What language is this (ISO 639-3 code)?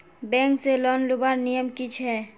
mag